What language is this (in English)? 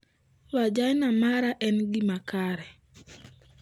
Luo (Kenya and Tanzania)